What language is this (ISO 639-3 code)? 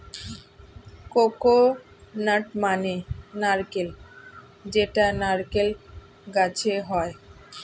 ben